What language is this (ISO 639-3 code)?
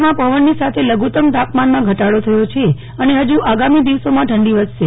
guj